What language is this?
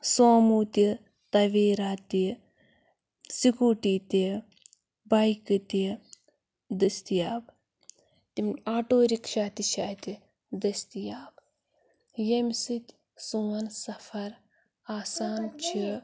Kashmiri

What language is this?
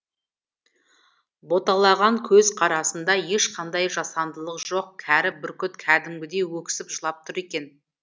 Kazakh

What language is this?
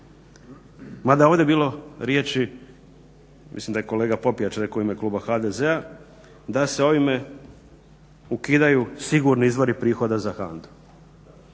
Croatian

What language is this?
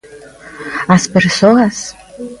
Galician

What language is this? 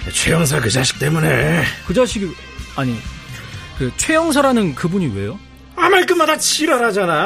Korean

